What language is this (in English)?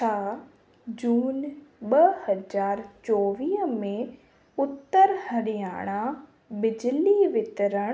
Sindhi